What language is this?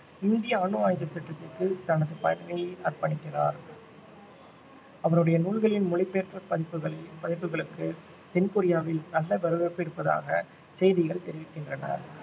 Tamil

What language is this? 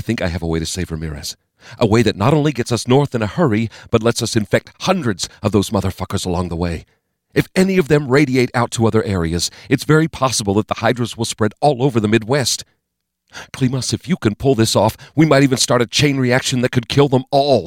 English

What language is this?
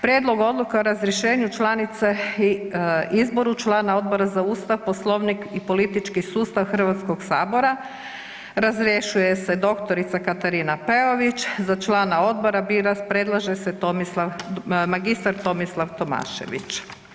Croatian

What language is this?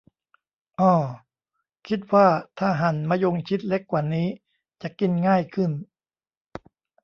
Thai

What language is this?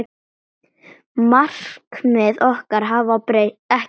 Icelandic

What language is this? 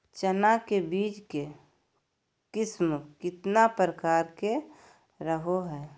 Magahi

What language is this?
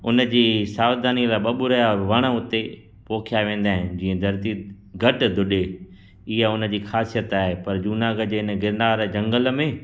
Sindhi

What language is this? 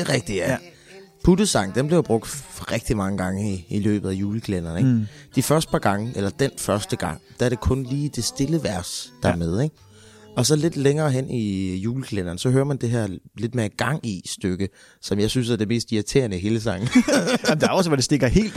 Danish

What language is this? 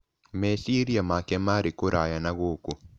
Kikuyu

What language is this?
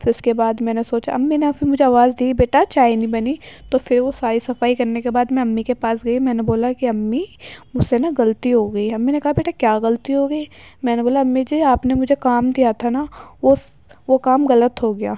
Urdu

